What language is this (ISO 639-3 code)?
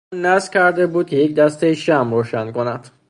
fas